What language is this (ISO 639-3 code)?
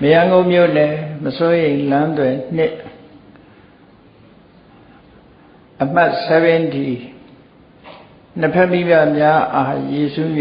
vie